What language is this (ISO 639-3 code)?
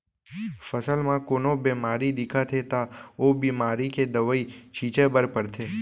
hne